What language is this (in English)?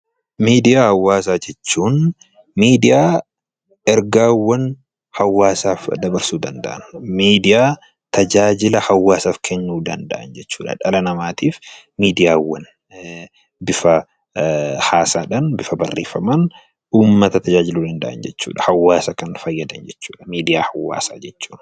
Oromo